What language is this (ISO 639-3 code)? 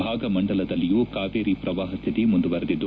kan